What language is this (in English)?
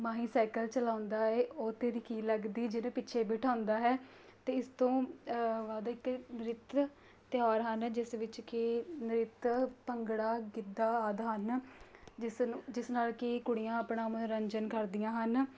Punjabi